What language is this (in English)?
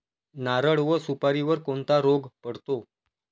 Marathi